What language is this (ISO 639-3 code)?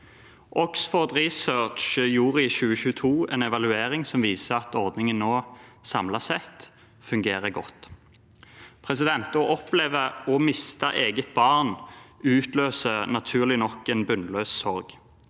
nor